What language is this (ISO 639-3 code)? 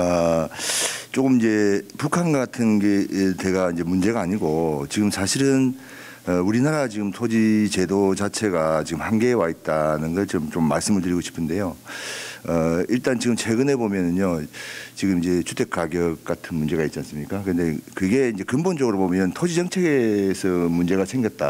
kor